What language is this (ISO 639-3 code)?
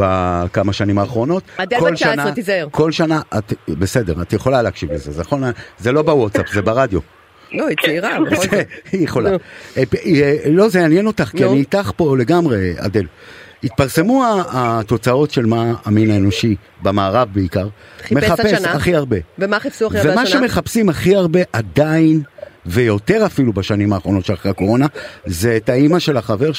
heb